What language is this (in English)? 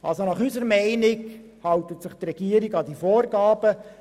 Swiss German